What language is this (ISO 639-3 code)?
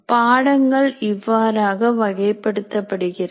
tam